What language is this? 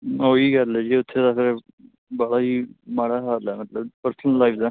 Punjabi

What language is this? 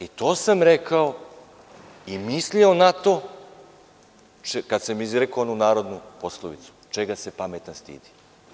Serbian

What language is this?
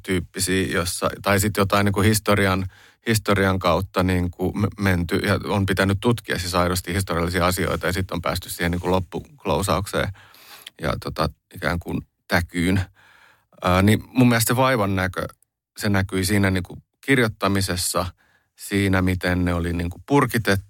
Finnish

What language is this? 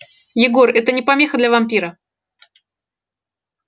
Russian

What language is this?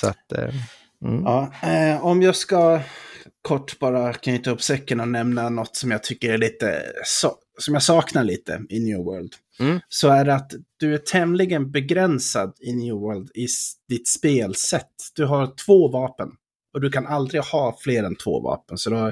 Swedish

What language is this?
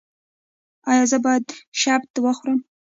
Pashto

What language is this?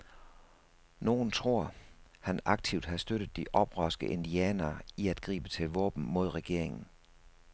Danish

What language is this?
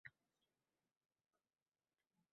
Uzbek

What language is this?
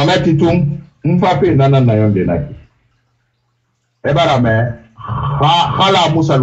French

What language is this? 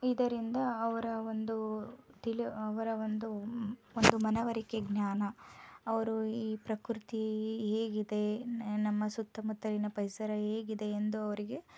Kannada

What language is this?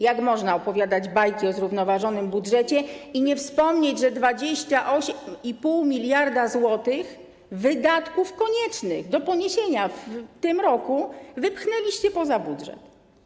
Polish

